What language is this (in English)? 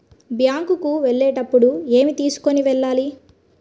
Telugu